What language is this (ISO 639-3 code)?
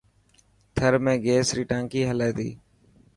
mki